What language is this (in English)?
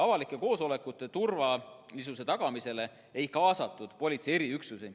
Estonian